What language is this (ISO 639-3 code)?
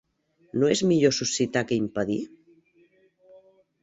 cat